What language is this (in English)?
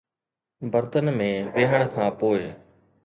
Sindhi